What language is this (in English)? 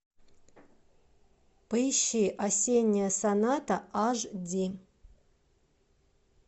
Russian